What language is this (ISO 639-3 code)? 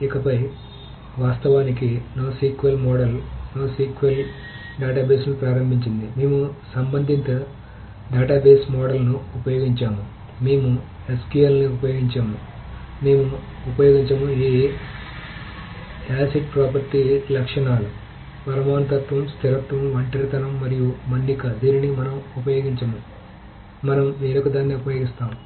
tel